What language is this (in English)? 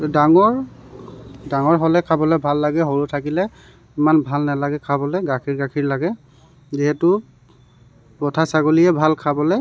Assamese